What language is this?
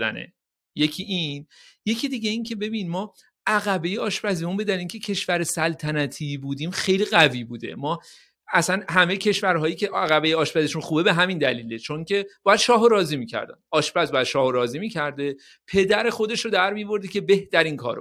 Persian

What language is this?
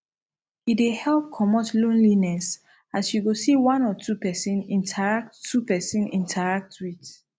Nigerian Pidgin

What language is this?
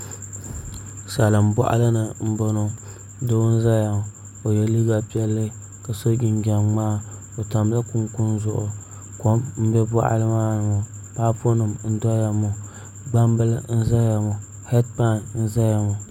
Dagbani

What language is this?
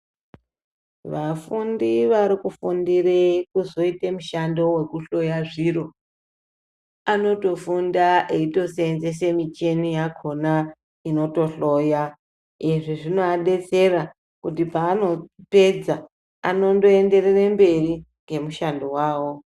Ndau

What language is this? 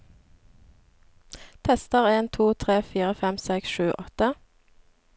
Norwegian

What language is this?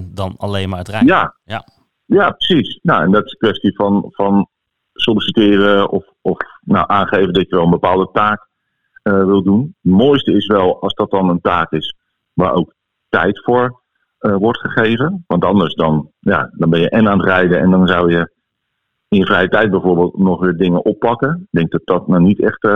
Dutch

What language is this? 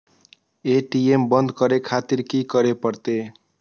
Maithili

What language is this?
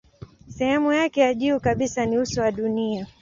Swahili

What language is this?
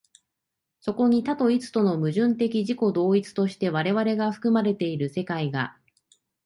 Japanese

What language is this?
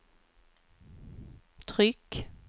Swedish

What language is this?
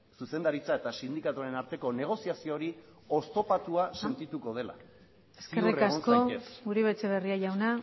Basque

